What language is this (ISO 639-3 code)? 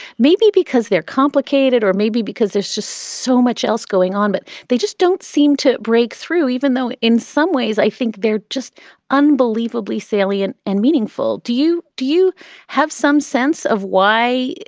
eng